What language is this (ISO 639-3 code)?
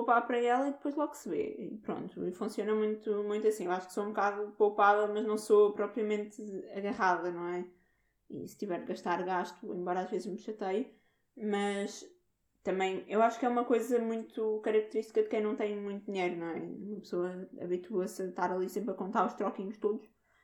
por